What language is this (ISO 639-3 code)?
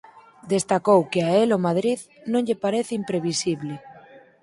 glg